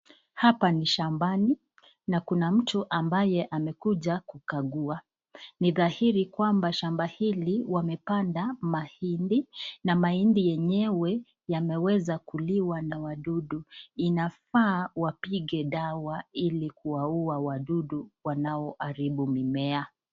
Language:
Swahili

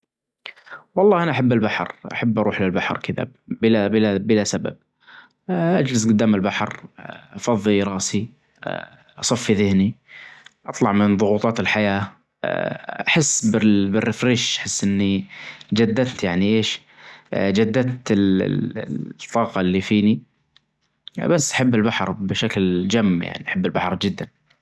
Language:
Najdi Arabic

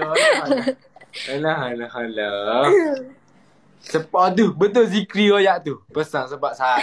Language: Malay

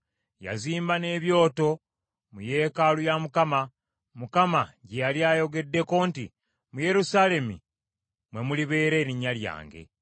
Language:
Ganda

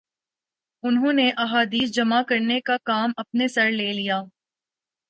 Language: Urdu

